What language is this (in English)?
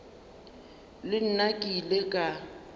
Northern Sotho